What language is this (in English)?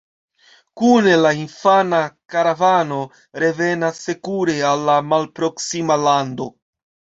Esperanto